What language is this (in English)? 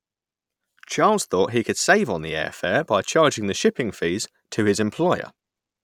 English